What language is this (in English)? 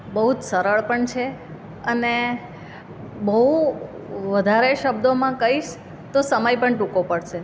Gujarati